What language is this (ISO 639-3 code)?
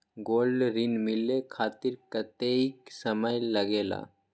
mag